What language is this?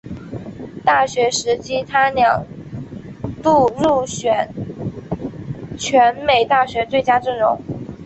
Chinese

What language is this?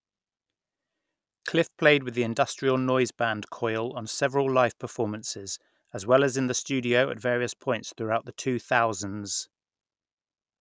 English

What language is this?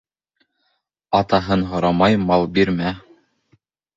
Bashkir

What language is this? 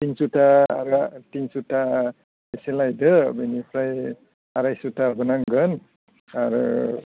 Bodo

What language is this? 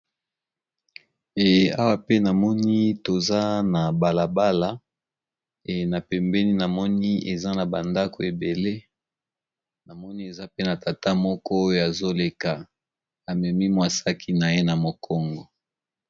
Lingala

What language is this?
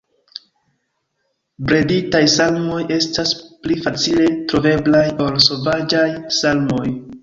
Esperanto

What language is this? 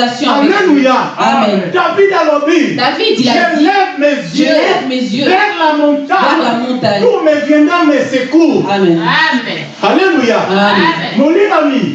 French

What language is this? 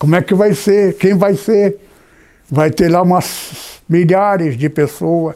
Portuguese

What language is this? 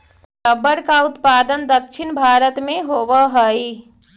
Magahi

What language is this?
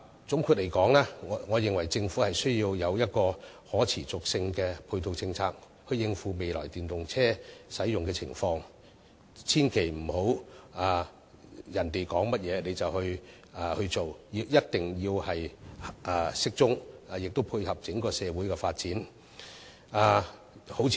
Cantonese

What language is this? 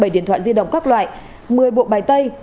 Vietnamese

